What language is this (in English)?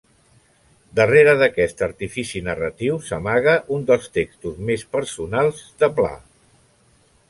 Catalan